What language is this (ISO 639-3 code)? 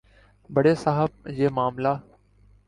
urd